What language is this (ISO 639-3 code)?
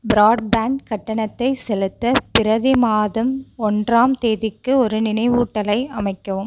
tam